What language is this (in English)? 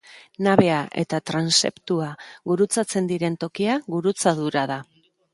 Basque